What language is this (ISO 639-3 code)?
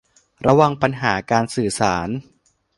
tha